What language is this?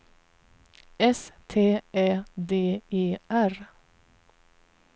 Swedish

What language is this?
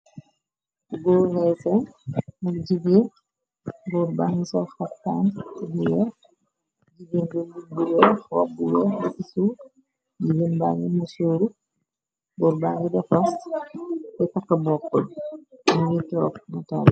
Wolof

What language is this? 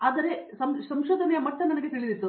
Kannada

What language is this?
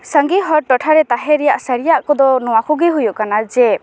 Santali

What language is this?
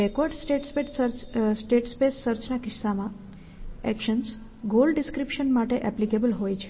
Gujarati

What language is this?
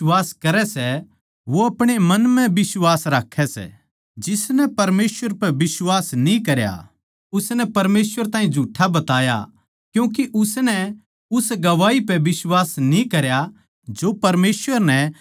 Haryanvi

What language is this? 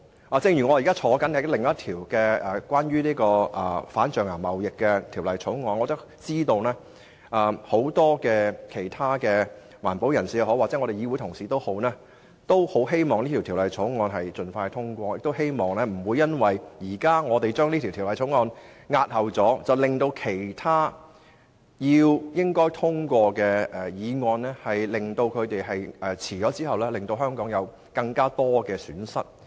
Cantonese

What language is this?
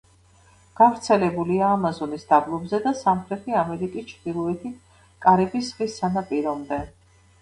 Georgian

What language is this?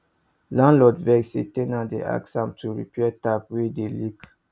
Nigerian Pidgin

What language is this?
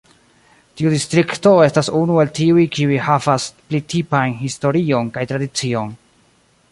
Esperanto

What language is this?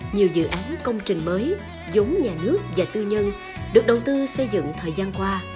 Vietnamese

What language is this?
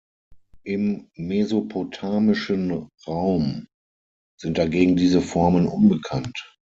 German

